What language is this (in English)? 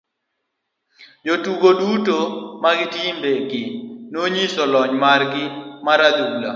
Luo (Kenya and Tanzania)